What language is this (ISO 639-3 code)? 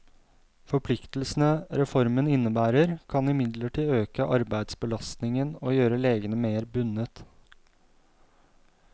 nor